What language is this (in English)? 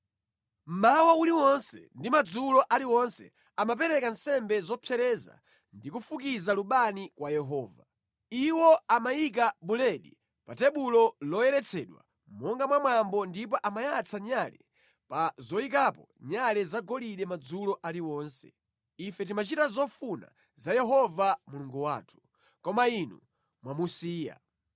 Nyanja